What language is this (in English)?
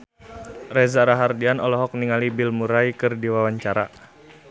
Sundanese